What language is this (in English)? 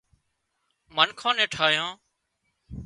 Wadiyara Koli